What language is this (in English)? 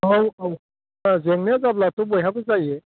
Bodo